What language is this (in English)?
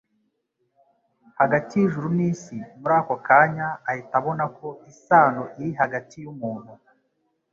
Kinyarwanda